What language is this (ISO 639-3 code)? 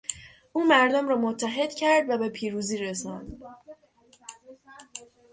fas